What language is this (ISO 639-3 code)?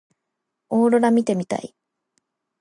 jpn